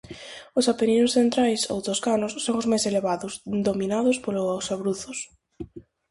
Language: Galician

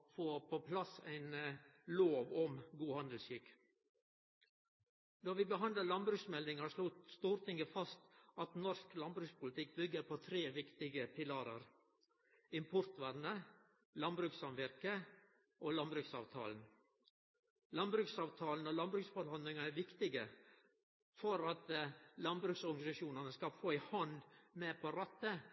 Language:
Norwegian Nynorsk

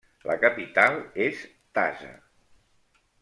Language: Catalan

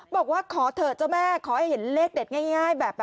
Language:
Thai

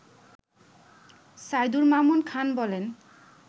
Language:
Bangla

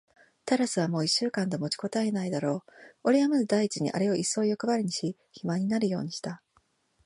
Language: Japanese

